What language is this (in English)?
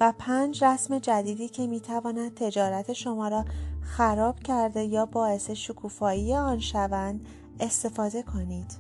Persian